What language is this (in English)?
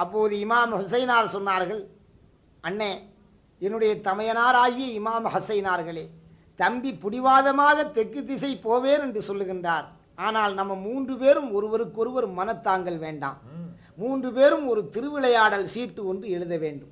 Tamil